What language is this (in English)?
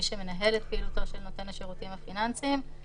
Hebrew